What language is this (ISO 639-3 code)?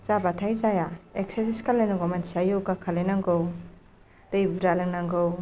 brx